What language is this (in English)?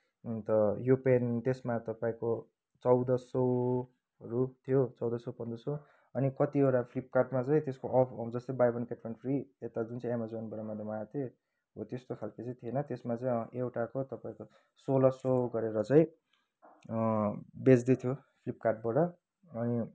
Nepali